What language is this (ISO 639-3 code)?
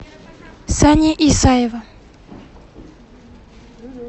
rus